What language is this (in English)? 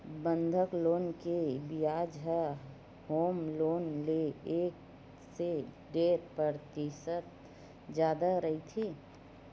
Chhattisgarhi